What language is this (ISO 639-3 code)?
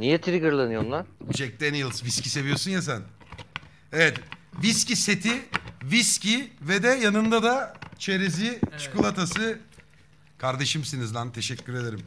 tur